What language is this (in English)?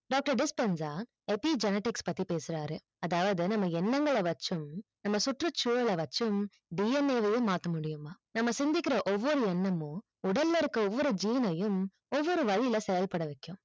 Tamil